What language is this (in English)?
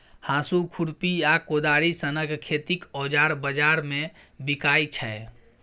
Maithili